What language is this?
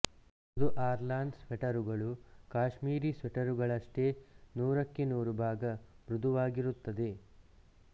Kannada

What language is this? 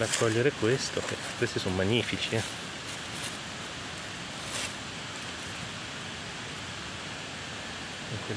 Italian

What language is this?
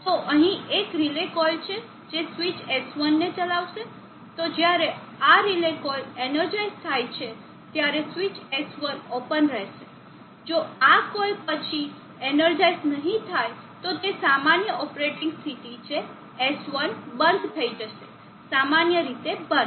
Gujarati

